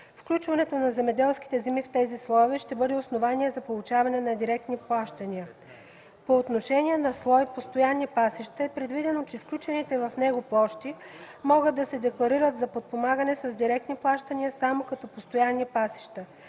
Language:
Bulgarian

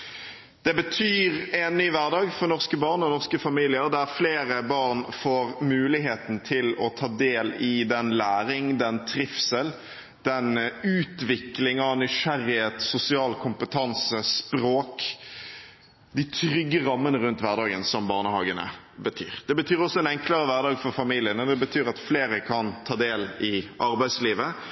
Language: Norwegian Bokmål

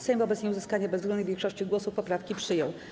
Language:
Polish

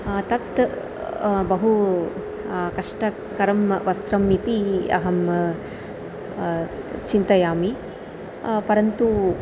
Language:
Sanskrit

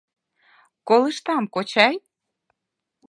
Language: Mari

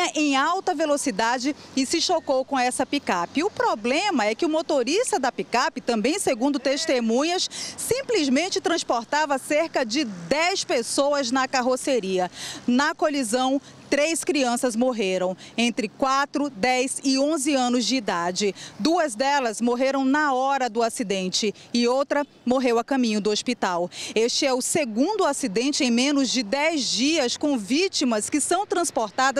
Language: Portuguese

